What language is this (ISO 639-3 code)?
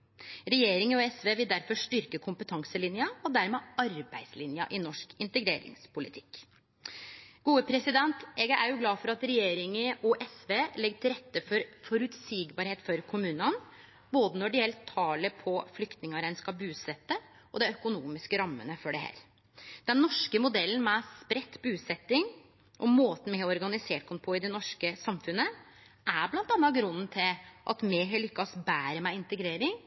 nno